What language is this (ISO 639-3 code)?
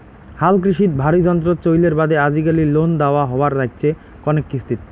ben